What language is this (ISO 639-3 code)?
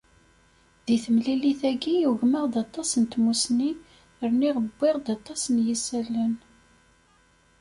kab